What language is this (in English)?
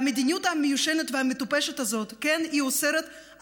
Hebrew